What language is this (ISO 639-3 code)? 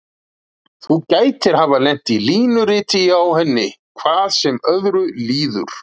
isl